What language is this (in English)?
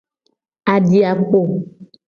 Gen